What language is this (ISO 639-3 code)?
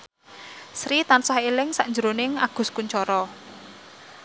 jav